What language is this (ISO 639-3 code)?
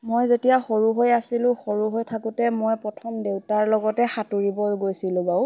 asm